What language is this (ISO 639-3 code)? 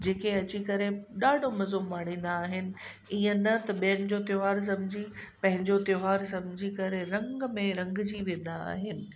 snd